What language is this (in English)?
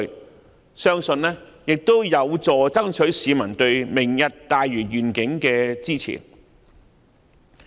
Cantonese